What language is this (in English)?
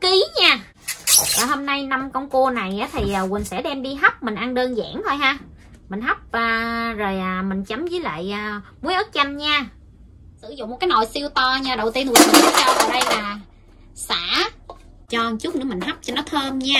Vietnamese